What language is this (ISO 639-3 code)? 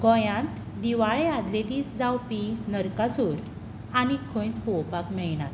kok